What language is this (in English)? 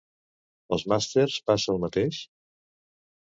Catalan